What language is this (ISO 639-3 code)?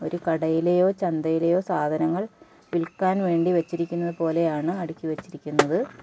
mal